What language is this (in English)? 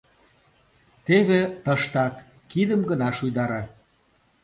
Mari